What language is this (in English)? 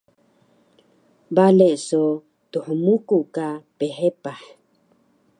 Taroko